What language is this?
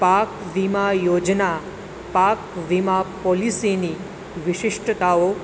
Gujarati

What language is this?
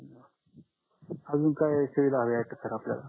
Marathi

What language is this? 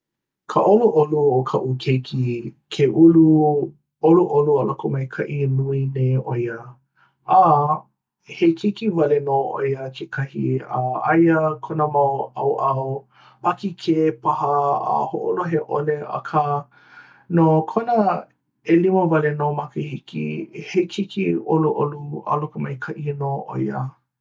Hawaiian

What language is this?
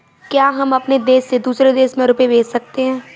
Hindi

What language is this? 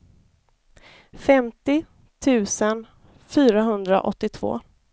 Swedish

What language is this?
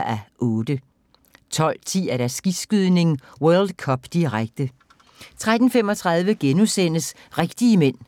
Danish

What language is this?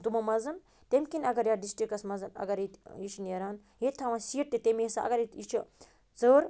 Kashmiri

